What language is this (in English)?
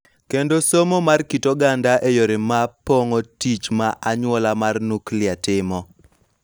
Luo (Kenya and Tanzania)